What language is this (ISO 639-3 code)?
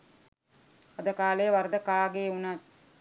sin